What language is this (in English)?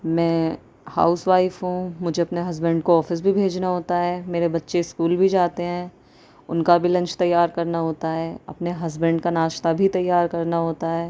Urdu